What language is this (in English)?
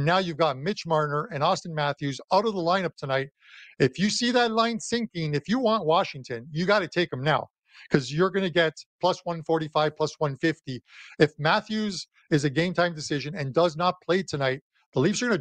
English